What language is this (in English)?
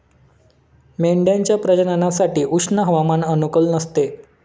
Marathi